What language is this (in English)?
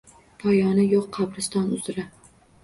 Uzbek